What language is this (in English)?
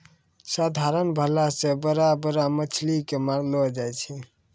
Maithili